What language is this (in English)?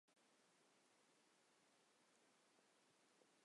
Chinese